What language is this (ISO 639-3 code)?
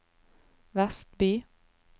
nor